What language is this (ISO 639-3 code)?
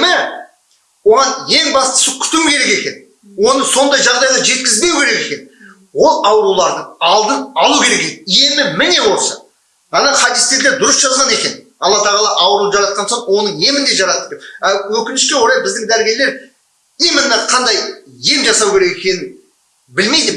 kaz